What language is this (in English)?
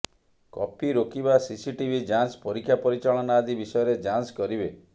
Odia